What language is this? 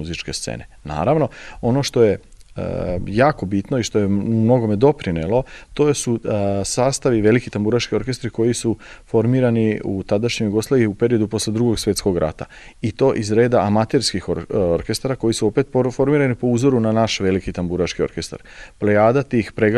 Croatian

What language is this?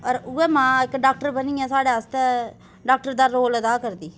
Dogri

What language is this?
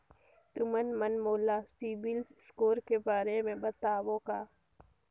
Chhattisgarhi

